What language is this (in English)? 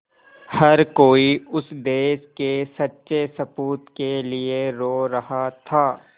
Hindi